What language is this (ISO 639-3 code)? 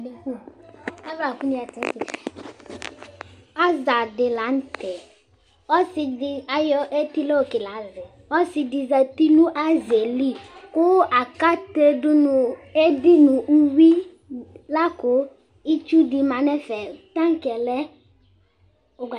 kpo